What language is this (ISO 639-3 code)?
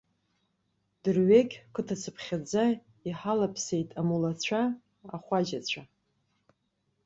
abk